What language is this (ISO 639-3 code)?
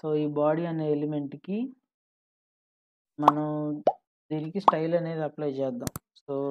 eng